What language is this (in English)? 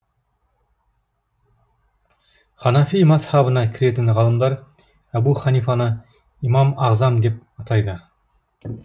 Kazakh